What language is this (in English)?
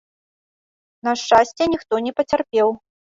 Belarusian